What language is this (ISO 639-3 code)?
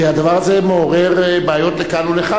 heb